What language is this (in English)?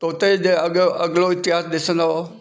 Sindhi